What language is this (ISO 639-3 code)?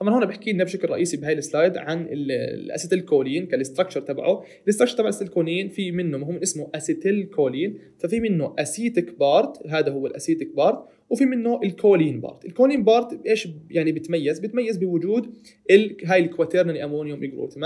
ara